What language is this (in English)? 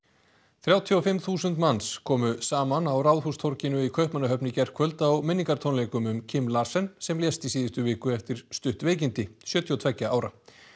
Icelandic